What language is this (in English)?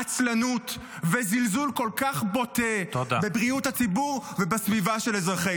Hebrew